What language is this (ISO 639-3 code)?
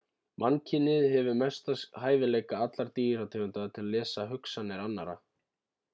isl